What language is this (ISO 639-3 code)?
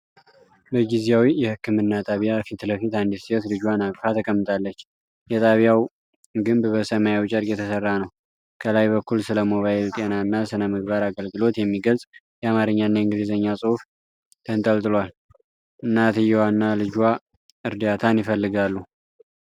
amh